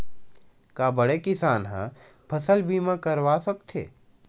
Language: Chhattisgarhi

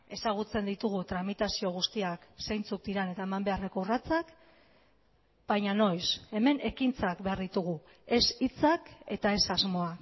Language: Basque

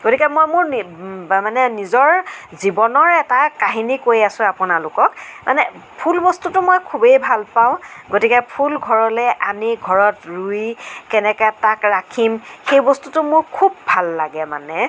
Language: Assamese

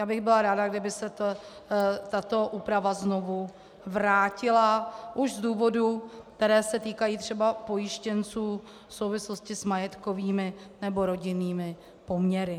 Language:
Czech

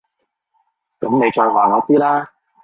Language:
Cantonese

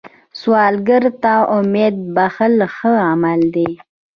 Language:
Pashto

